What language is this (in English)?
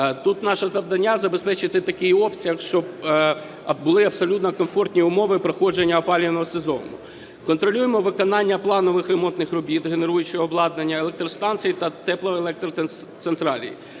Ukrainian